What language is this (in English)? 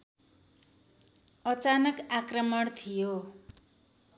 Nepali